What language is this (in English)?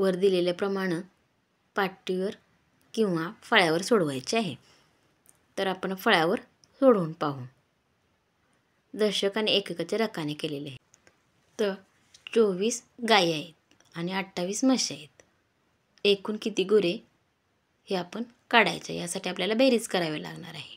Romanian